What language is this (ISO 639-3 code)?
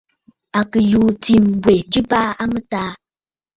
bfd